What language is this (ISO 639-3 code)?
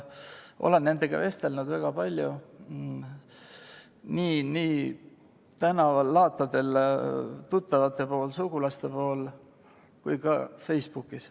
est